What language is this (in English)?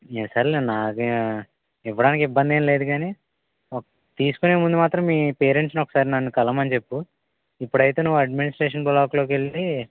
Telugu